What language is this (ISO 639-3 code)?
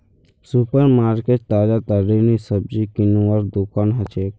mag